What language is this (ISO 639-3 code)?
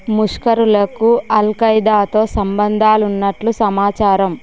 tel